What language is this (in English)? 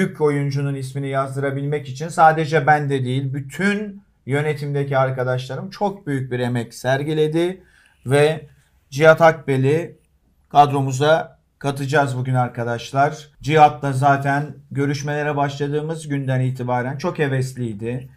Turkish